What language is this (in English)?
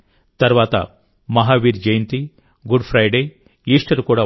Telugu